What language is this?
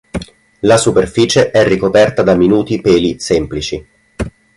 Italian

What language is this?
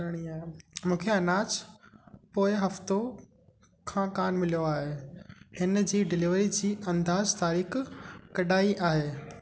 Sindhi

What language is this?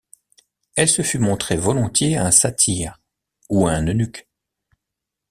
French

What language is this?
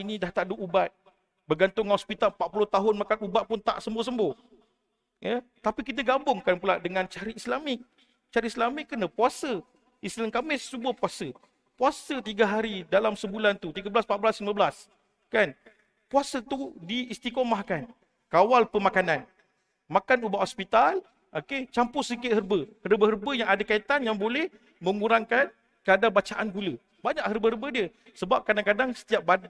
Malay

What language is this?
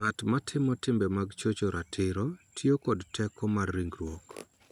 Luo (Kenya and Tanzania)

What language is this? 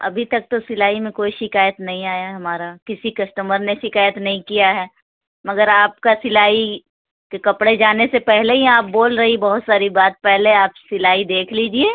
Urdu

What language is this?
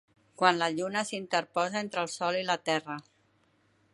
Catalan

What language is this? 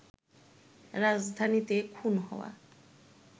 Bangla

